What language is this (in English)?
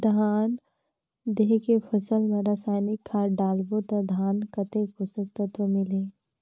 Chhattisgarhi